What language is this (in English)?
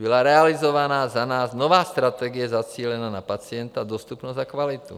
Czech